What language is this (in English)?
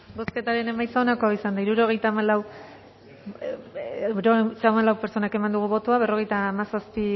Basque